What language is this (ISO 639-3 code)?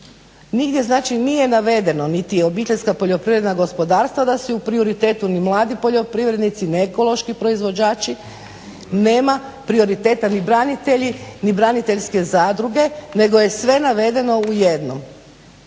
hrv